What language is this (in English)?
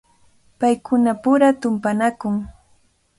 Cajatambo North Lima Quechua